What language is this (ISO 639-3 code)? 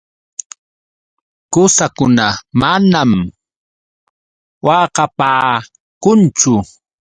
qux